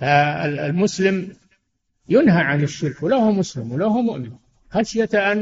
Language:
Arabic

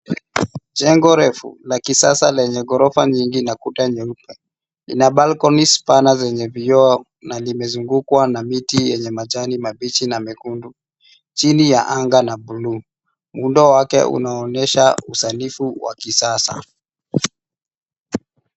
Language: Swahili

